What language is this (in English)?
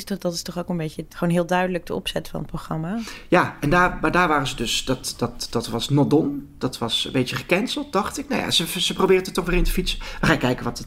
Dutch